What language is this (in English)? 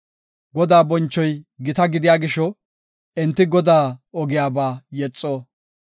Gofa